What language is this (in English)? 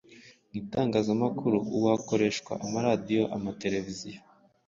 Kinyarwanda